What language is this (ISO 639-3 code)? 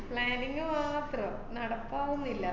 mal